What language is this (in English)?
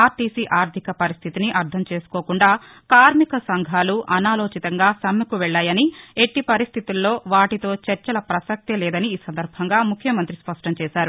Telugu